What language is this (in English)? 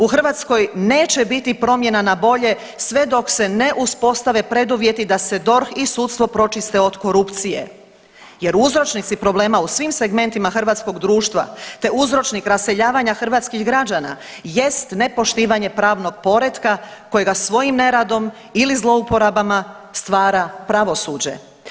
Croatian